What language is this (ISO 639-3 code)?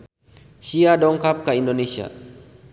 sun